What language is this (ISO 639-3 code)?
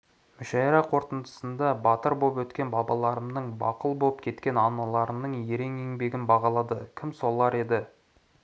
kaz